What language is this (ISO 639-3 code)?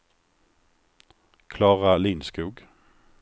swe